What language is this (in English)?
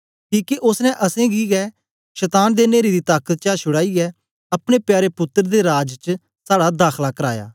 Dogri